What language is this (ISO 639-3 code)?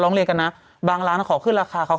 tha